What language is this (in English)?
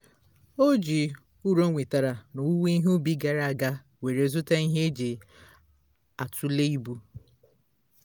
Igbo